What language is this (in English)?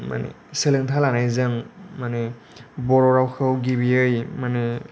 Bodo